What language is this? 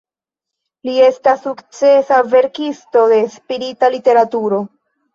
Esperanto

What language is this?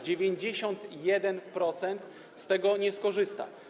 Polish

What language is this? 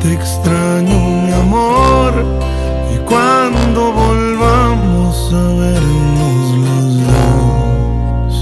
Romanian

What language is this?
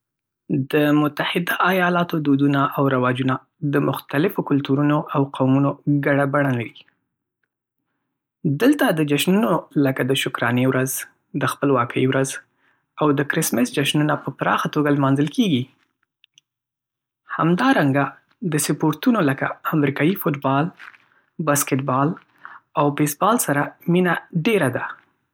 Pashto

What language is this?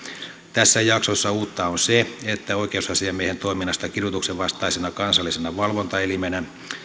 Finnish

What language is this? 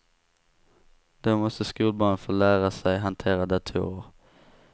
Swedish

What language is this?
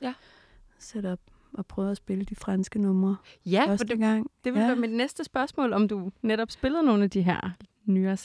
Danish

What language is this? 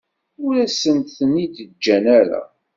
Kabyle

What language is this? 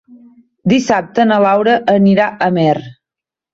Catalan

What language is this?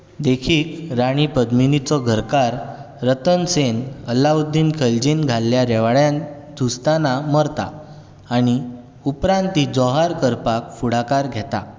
Konkani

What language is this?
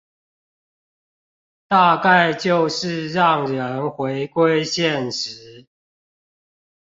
Chinese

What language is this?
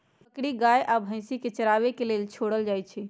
Magahi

